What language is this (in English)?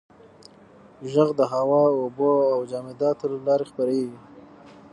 Pashto